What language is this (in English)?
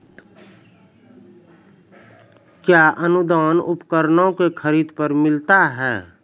Maithili